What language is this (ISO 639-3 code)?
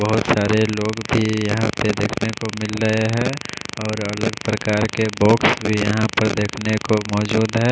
hin